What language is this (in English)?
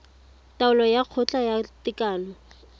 Tswana